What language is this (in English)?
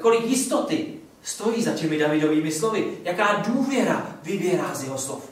Czech